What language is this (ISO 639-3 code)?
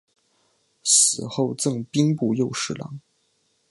zho